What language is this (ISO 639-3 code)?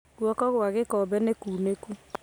kik